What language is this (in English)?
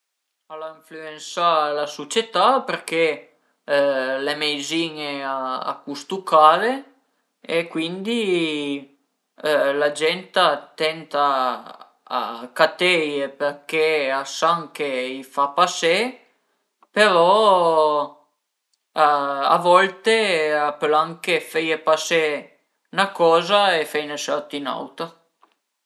Piedmontese